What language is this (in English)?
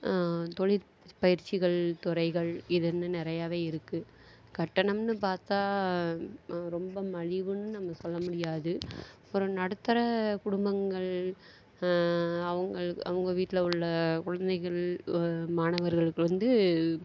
Tamil